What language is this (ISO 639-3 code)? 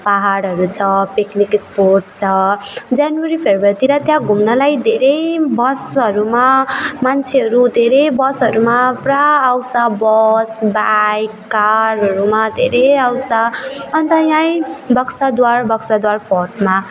nep